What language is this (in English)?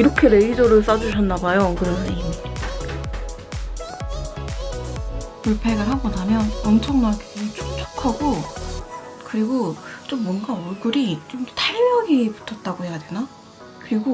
Korean